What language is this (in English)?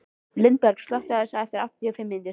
Icelandic